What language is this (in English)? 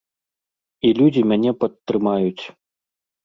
Belarusian